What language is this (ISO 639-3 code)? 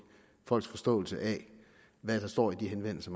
dan